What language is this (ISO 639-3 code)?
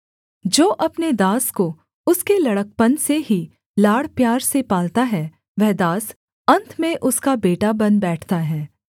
hin